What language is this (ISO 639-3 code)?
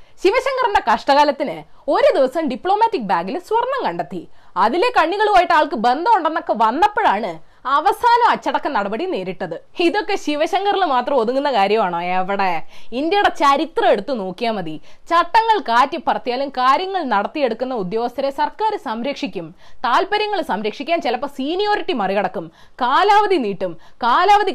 mal